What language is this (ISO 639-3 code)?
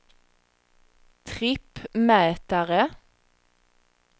swe